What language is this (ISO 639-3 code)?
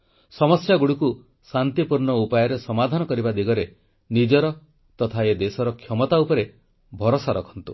ori